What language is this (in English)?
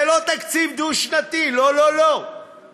Hebrew